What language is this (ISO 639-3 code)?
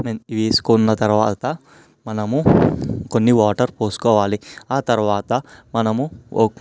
tel